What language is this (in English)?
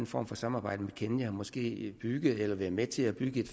Danish